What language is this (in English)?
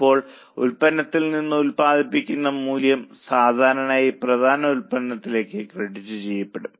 Malayalam